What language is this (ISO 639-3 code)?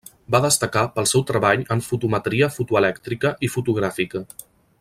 cat